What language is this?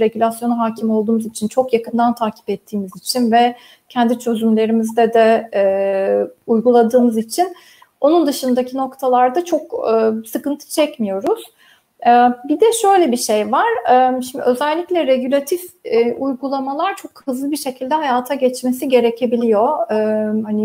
Turkish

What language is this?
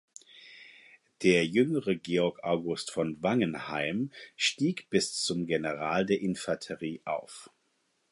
German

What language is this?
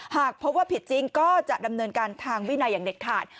Thai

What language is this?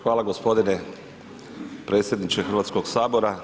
Croatian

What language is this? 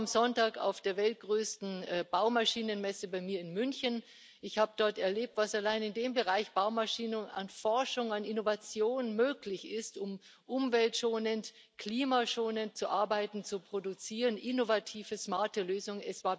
German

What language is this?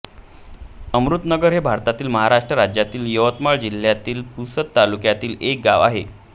Marathi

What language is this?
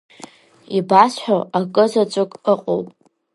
Abkhazian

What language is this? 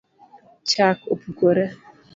Luo (Kenya and Tanzania)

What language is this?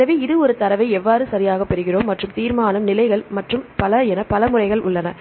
Tamil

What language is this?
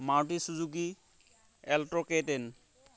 Assamese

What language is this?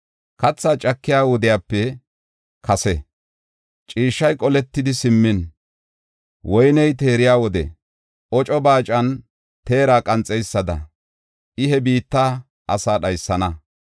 Gofa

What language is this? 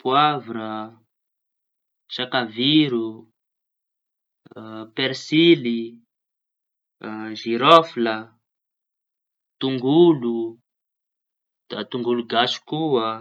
Tanosy Malagasy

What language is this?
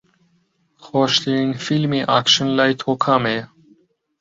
Central Kurdish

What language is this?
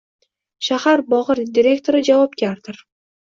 Uzbek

